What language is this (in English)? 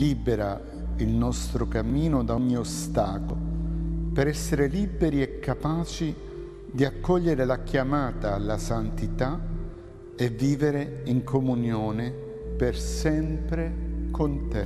Italian